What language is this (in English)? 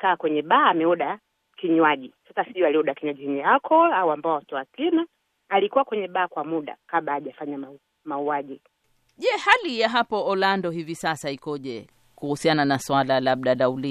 Swahili